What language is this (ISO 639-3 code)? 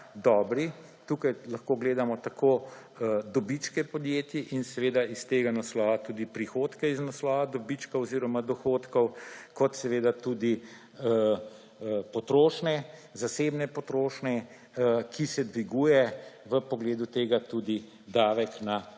slv